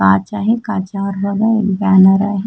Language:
Marathi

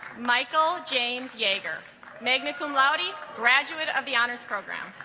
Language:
English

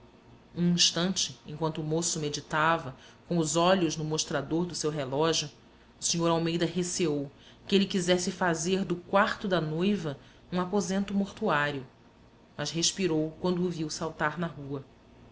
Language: Portuguese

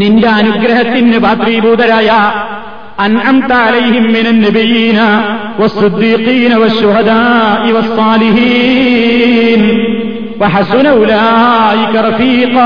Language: Malayalam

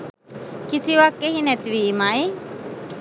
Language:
Sinhala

